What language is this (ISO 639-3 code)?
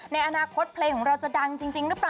tha